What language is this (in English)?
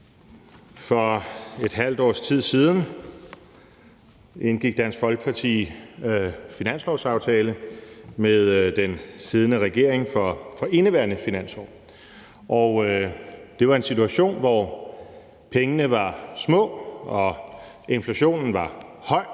Danish